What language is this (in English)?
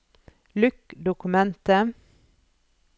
Norwegian